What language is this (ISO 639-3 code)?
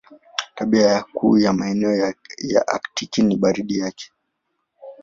swa